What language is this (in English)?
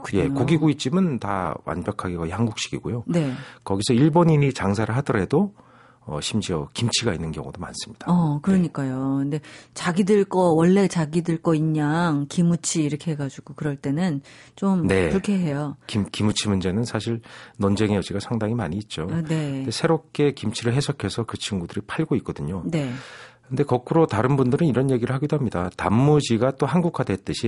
Korean